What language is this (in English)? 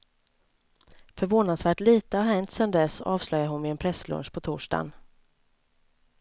Swedish